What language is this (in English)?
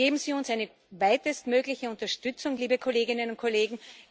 German